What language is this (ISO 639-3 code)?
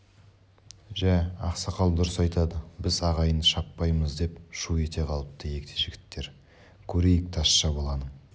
kaz